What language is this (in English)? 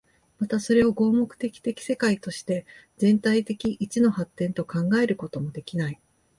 Japanese